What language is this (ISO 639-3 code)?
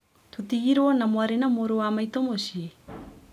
kik